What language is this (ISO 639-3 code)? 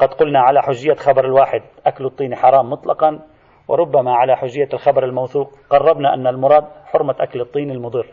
ara